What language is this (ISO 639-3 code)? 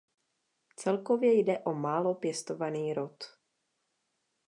ces